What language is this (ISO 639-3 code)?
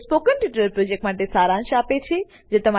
guj